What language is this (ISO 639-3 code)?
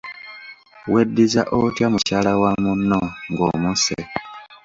lug